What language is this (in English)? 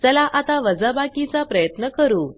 Marathi